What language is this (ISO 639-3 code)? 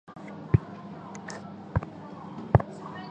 zho